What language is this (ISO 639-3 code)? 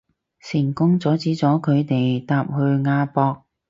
yue